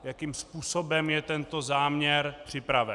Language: Czech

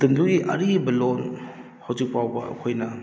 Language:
Manipuri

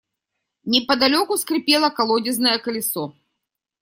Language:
Russian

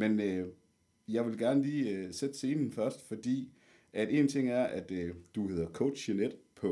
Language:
Danish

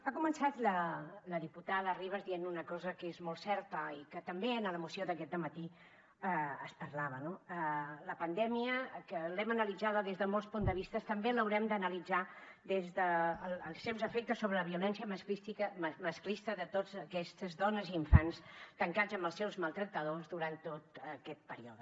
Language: Catalan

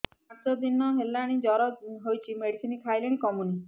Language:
Odia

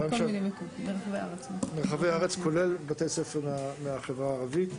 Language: Hebrew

